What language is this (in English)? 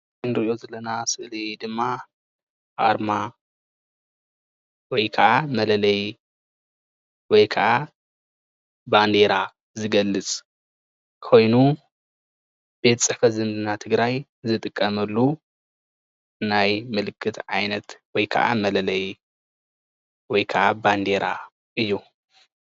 Tigrinya